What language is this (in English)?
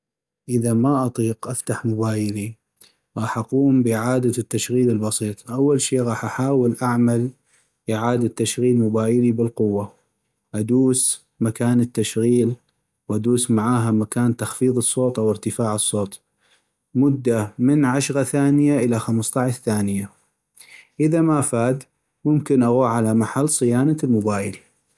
North Mesopotamian Arabic